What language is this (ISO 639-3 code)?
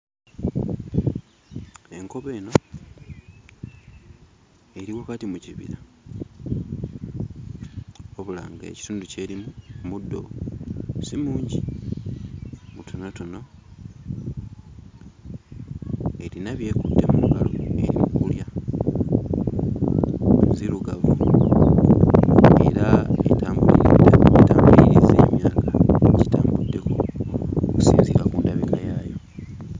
lug